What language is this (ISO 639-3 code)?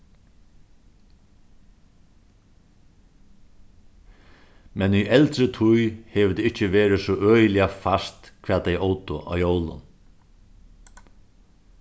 fao